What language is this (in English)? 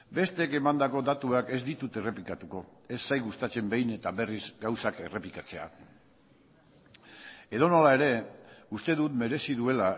Basque